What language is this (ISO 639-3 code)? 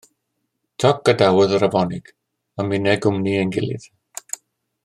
cym